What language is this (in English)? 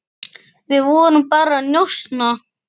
Icelandic